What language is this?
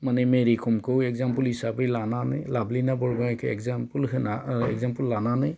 Bodo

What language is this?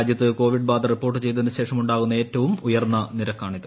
Malayalam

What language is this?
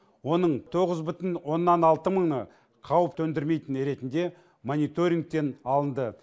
Kazakh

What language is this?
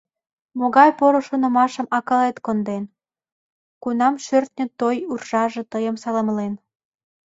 Mari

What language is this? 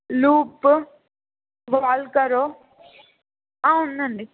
Telugu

